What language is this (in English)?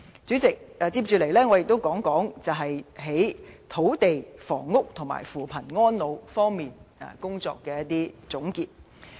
Cantonese